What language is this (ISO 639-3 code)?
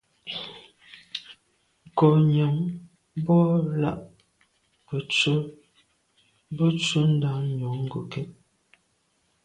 byv